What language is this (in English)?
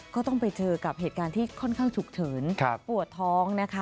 Thai